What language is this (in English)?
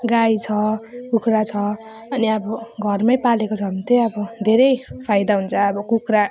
Nepali